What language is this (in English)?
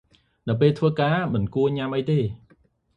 Khmer